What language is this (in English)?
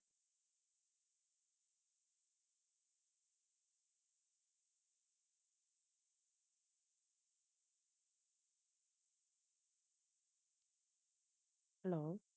Tamil